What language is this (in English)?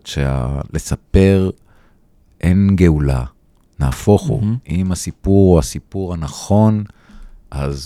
Hebrew